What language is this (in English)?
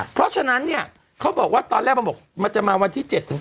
Thai